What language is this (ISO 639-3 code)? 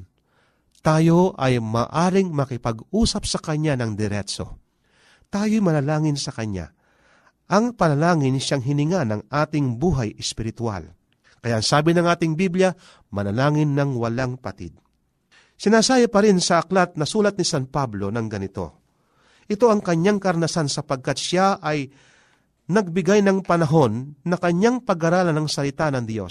fil